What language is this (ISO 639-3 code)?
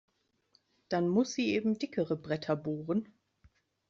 deu